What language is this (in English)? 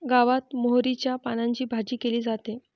Marathi